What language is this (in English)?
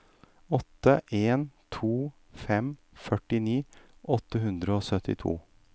Norwegian